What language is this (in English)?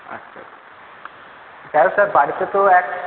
Bangla